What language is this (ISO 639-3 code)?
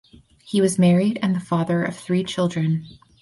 eng